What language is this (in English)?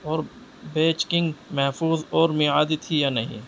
Urdu